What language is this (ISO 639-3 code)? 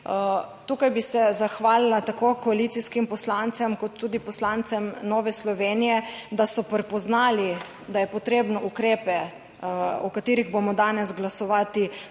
slv